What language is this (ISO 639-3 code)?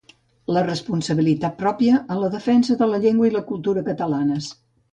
cat